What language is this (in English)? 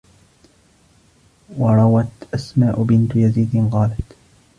Arabic